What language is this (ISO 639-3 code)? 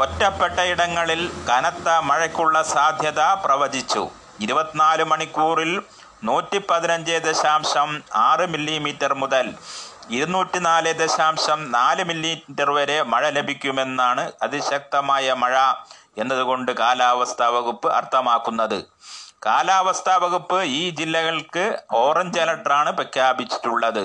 mal